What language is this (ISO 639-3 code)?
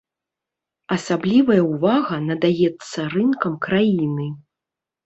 bel